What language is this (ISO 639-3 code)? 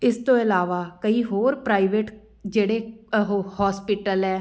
pan